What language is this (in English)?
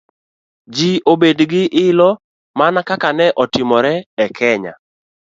Luo (Kenya and Tanzania)